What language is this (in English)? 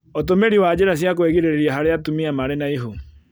Kikuyu